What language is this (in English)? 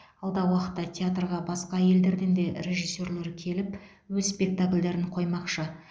Kazakh